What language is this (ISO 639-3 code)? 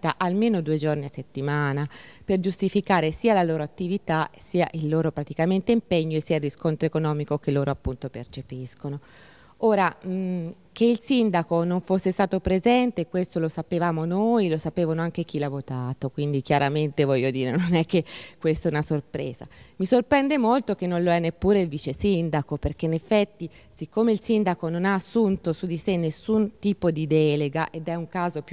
ita